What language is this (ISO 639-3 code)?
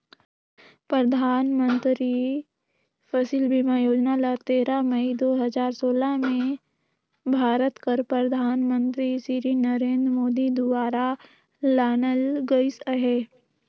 hne